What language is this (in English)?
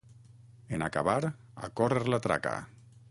Catalan